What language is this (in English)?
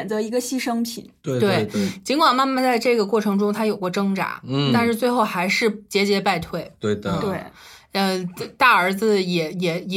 Chinese